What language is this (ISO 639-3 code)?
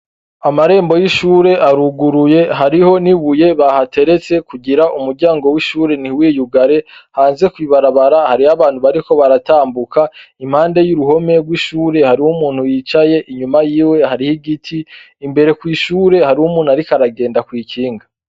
run